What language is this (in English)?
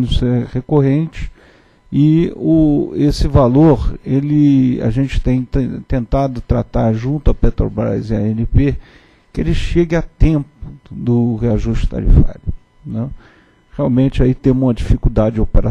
Portuguese